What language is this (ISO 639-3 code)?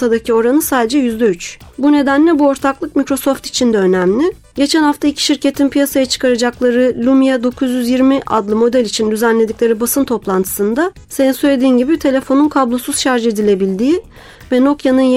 tur